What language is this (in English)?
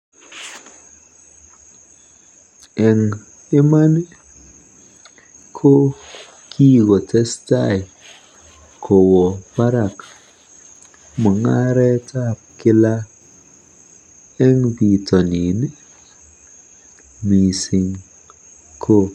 Kalenjin